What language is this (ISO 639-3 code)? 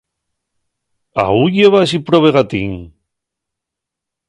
ast